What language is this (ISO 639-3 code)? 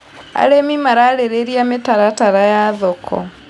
kik